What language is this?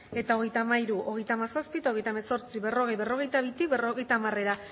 Basque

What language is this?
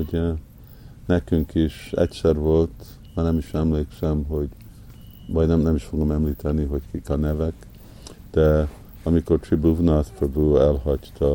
Hungarian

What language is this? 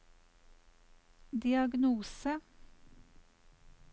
Norwegian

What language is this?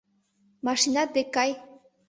Mari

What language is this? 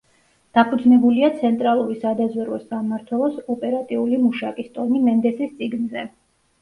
Georgian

